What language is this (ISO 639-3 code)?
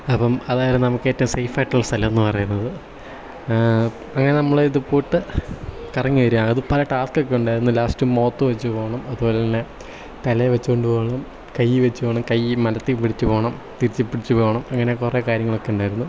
mal